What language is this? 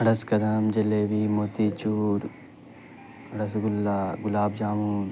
Urdu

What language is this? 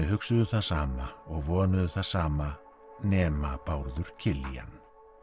Icelandic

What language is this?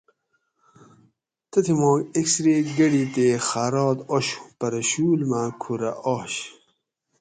Gawri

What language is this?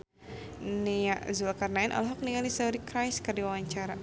Sundanese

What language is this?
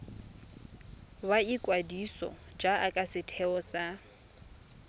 Tswana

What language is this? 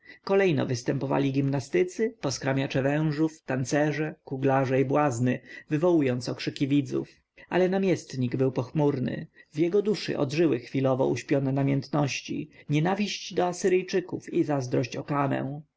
Polish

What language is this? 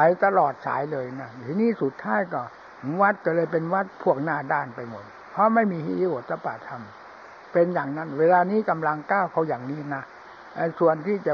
Thai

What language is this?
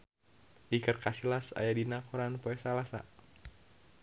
Sundanese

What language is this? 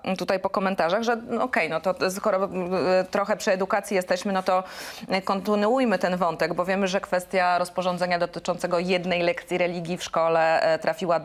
Polish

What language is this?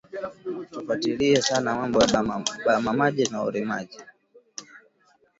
Swahili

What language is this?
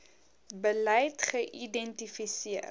Afrikaans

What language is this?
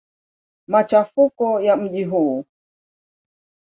Swahili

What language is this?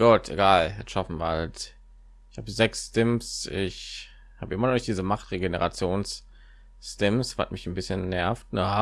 German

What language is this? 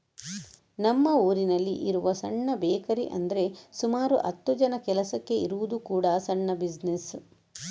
Kannada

